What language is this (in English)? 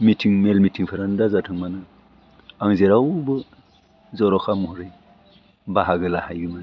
Bodo